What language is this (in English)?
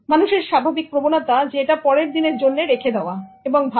Bangla